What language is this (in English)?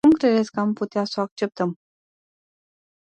Romanian